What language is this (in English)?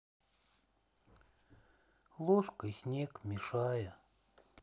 Russian